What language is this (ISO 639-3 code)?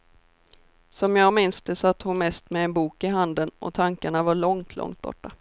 swe